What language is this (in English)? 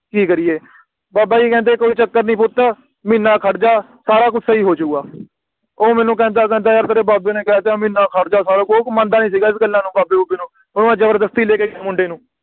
Punjabi